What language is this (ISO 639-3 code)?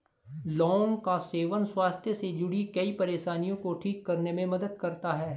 hin